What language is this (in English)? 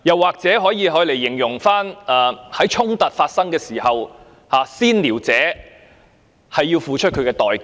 Cantonese